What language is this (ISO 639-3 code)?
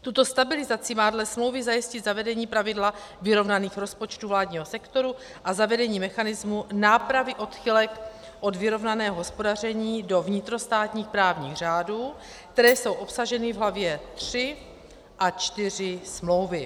ces